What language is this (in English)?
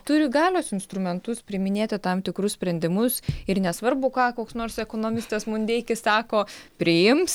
Lithuanian